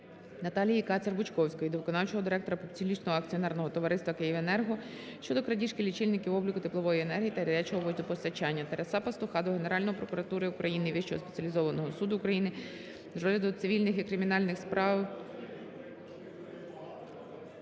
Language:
Ukrainian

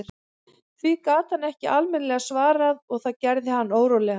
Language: Icelandic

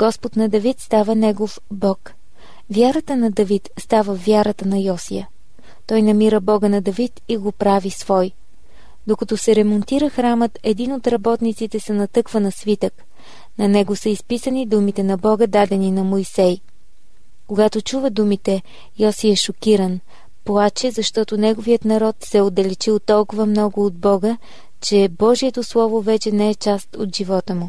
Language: Bulgarian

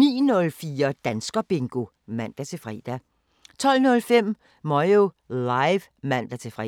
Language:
Danish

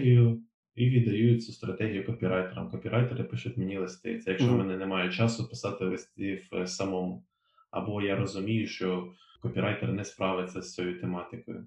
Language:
Ukrainian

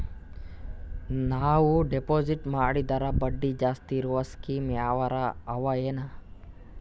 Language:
Kannada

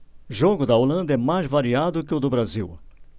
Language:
Portuguese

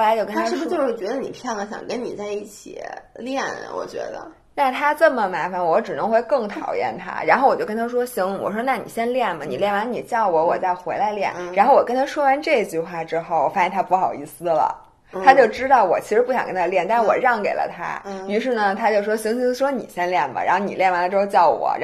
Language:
Chinese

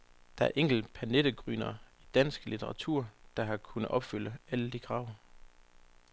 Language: Danish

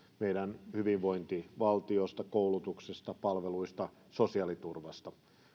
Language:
Finnish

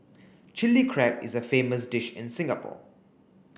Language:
English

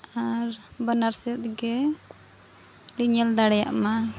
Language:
Santali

